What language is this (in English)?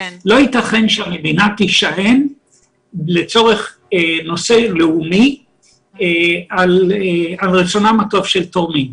Hebrew